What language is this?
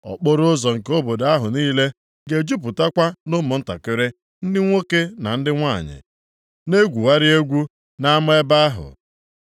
Igbo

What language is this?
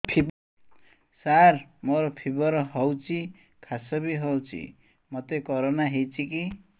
Odia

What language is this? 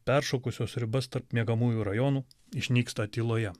Lithuanian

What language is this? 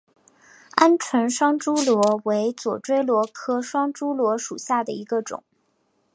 Chinese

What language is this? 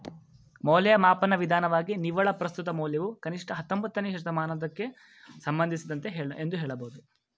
Kannada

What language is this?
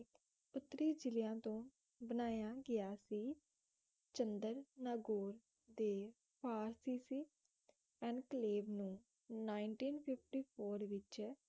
Punjabi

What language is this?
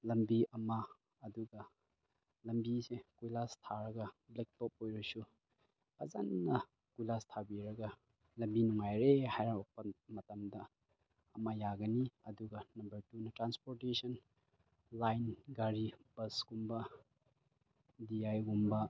Manipuri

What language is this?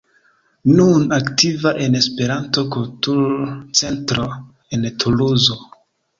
Esperanto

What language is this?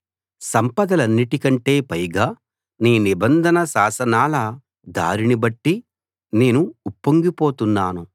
Telugu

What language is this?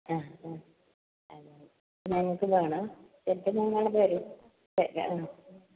Malayalam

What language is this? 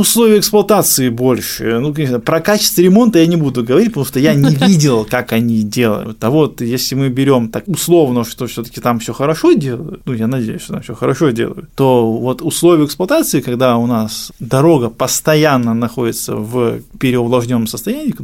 Russian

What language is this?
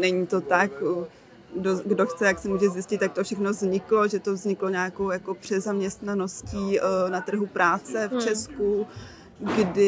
Czech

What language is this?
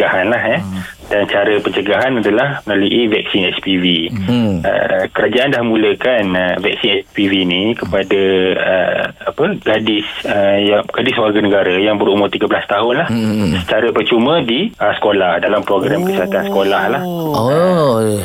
Malay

